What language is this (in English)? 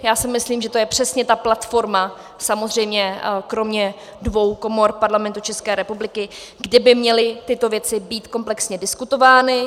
Czech